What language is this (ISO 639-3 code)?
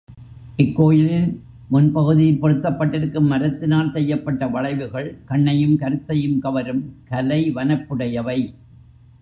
tam